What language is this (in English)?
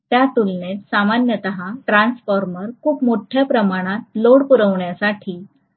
Marathi